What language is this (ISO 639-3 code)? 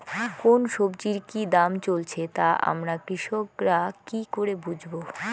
ben